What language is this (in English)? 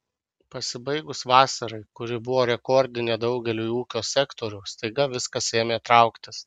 Lithuanian